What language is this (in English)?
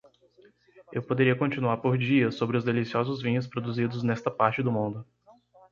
Portuguese